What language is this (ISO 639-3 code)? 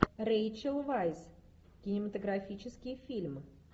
rus